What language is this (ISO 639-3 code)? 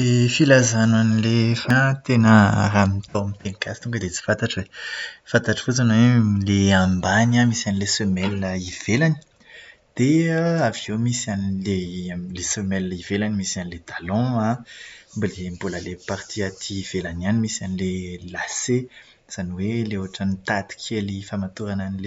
mlg